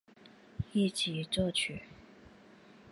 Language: Chinese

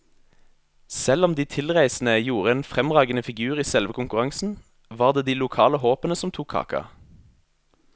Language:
Norwegian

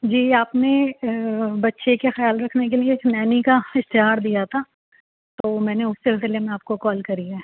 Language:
Urdu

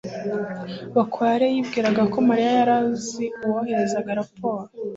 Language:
Kinyarwanda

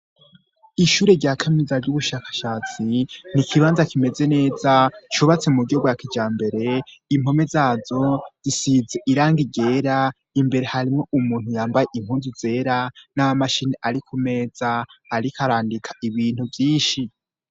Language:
Rundi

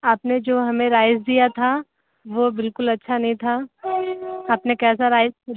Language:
Hindi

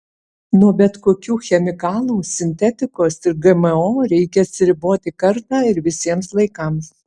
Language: Lithuanian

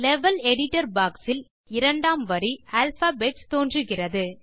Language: Tamil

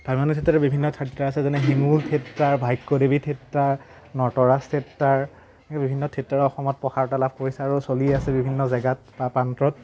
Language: Assamese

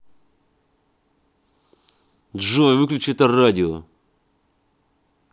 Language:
Russian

